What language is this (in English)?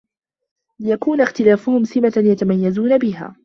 Arabic